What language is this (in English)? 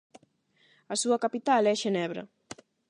Galician